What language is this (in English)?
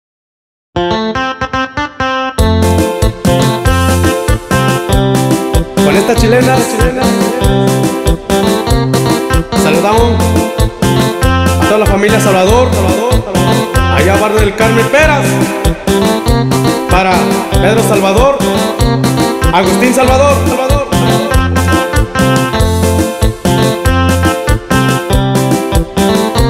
Spanish